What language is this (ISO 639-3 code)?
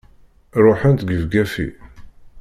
kab